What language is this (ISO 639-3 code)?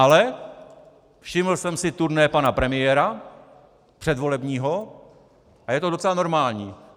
ces